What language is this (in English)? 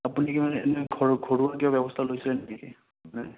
Assamese